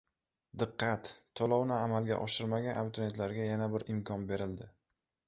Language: Uzbek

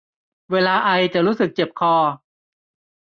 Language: Thai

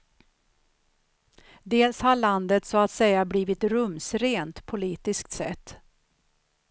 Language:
Swedish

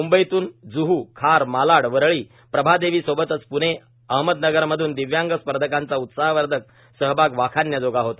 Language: Marathi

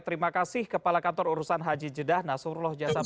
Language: Indonesian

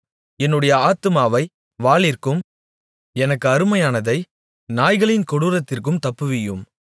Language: Tamil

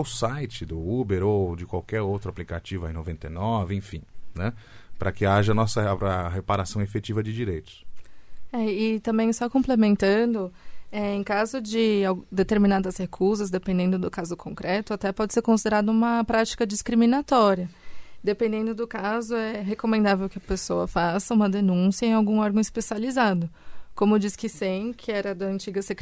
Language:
Portuguese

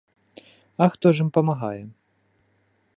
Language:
Belarusian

